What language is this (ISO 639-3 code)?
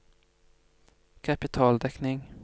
nor